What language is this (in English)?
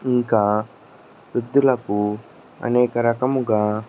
Telugu